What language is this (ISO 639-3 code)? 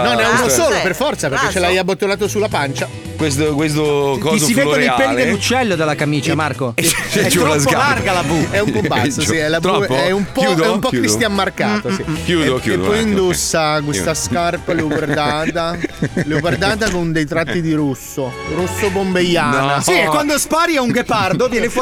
ita